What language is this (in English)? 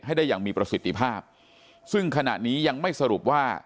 Thai